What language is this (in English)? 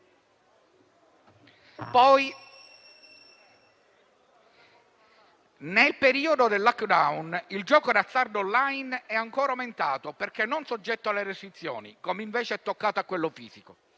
Italian